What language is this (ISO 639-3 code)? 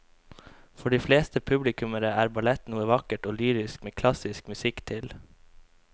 nor